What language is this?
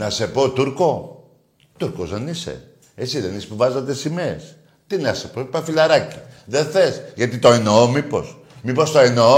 Greek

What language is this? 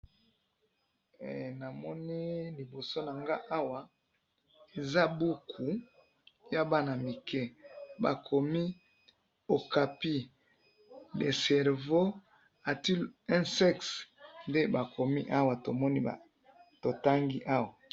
Lingala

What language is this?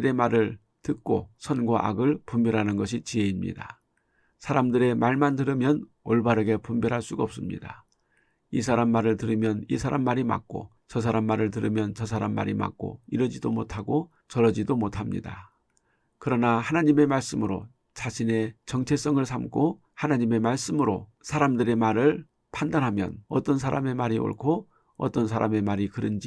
Korean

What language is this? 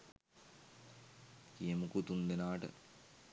Sinhala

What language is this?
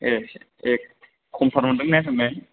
Bodo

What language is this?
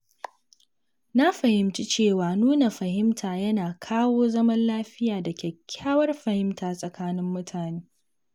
Hausa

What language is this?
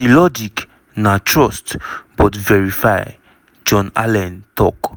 Nigerian Pidgin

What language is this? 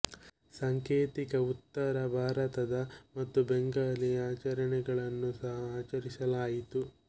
Kannada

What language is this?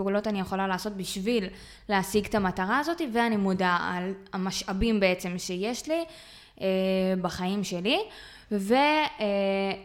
Hebrew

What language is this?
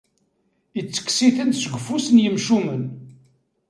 Kabyle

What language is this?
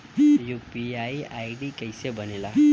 Bhojpuri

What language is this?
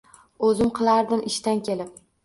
Uzbek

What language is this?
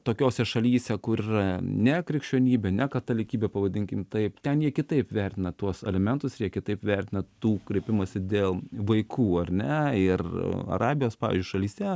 Lithuanian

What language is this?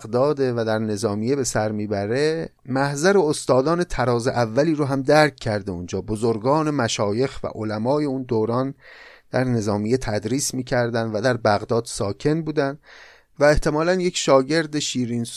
Persian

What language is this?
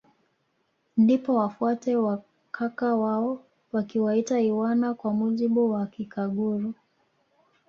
Swahili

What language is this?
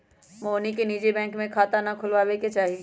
Magahi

